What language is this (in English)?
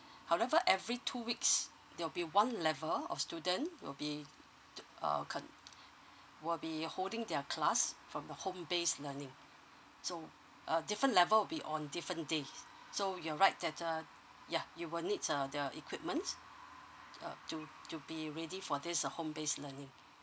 English